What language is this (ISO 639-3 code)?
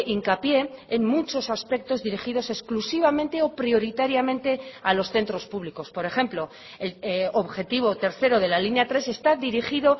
spa